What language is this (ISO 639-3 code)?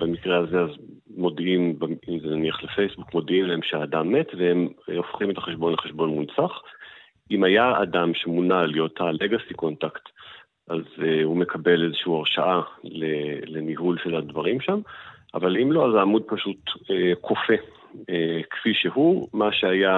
heb